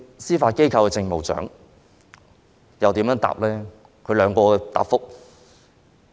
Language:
Cantonese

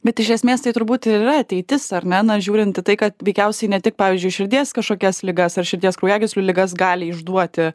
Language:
Lithuanian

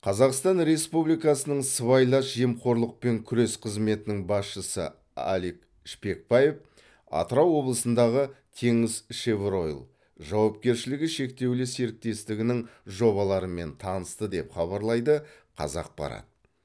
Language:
Kazakh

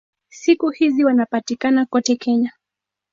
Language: Swahili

